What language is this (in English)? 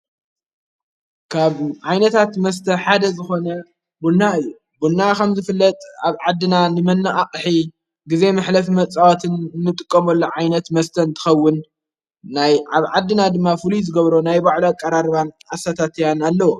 Tigrinya